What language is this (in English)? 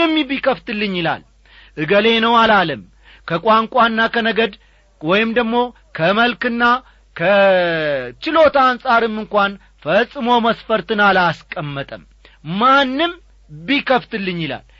Amharic